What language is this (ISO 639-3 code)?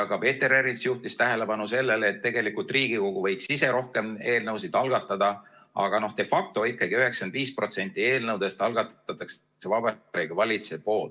est